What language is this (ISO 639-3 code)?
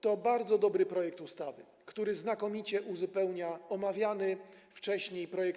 pol